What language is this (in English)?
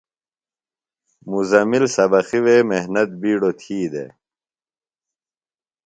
Phalura